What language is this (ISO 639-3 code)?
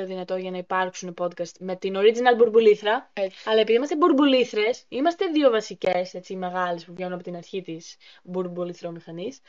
ell